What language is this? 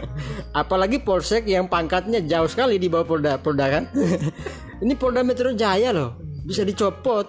Indonesian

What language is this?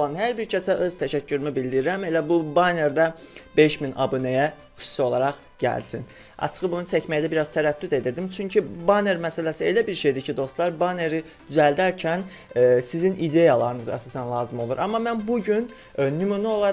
Turkish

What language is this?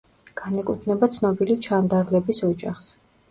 Georgian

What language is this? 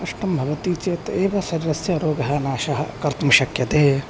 Sanskrit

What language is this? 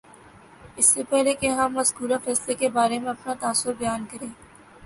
Urdu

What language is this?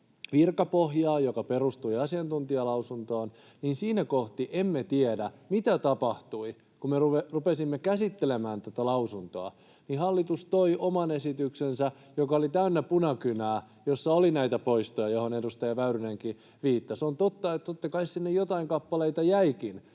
Finnish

